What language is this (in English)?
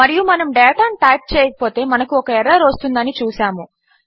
Telugu